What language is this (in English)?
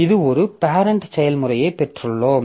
Tamil